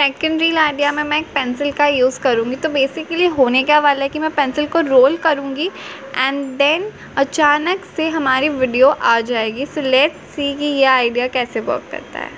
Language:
Hindi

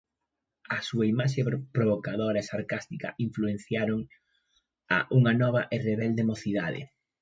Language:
Galician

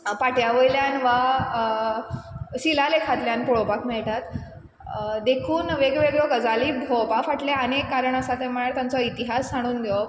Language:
Konkani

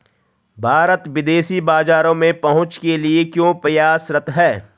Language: Hindi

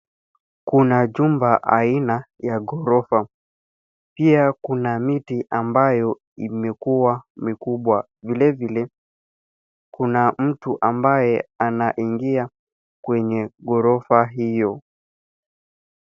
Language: Swahili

